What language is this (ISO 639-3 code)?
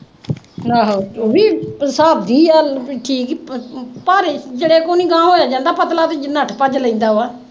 pan